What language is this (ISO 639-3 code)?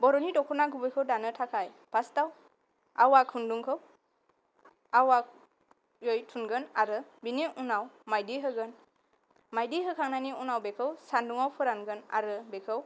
brx